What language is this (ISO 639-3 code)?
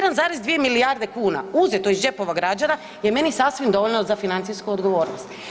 hrv